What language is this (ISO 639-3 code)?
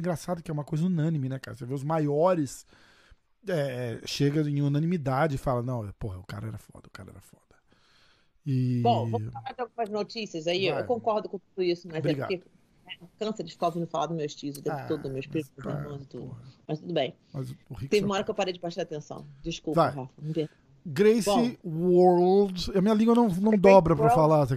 por